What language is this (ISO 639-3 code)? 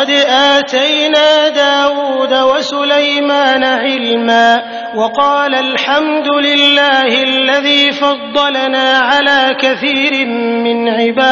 ara